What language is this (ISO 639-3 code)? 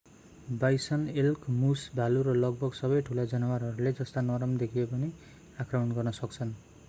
nep